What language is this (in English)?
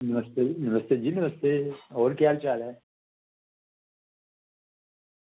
Dogri